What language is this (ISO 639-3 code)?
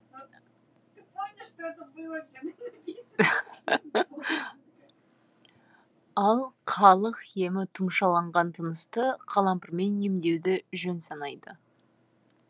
kaz